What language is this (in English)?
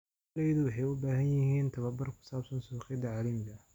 Somali